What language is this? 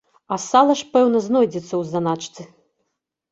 Belarusian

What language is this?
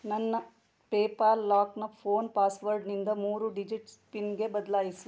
Kannada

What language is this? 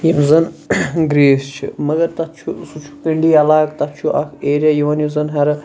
Kashmiri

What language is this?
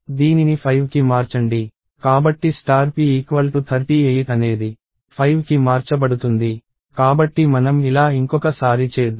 Telugu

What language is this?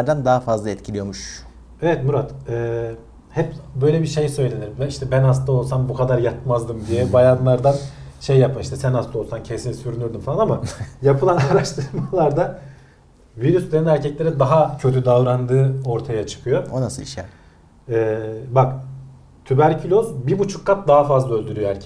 Turkish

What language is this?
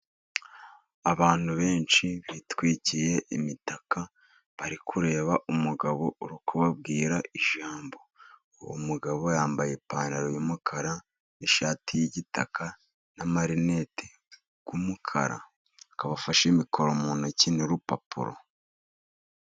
Kinyarwanda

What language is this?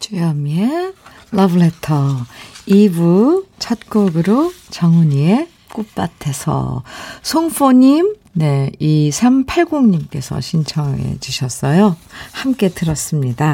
Korean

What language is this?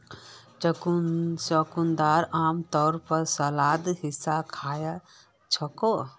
Magahi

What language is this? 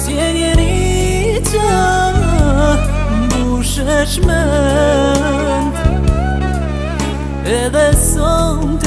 Romanian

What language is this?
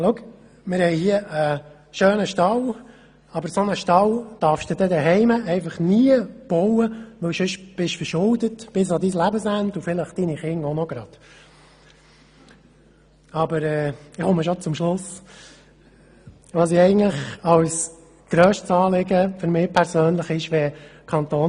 Swiss German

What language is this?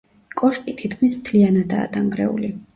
Georgian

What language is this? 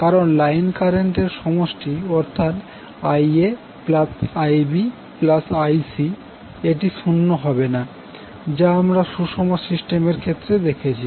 Bangla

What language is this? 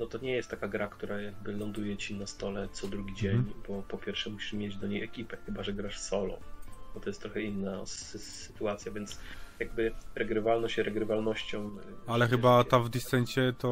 Polish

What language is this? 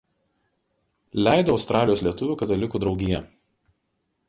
Lithuanian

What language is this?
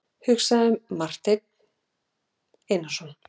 Icelandic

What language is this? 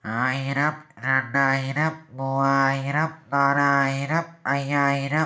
Malayalam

